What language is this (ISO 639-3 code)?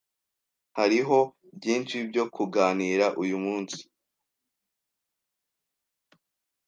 kin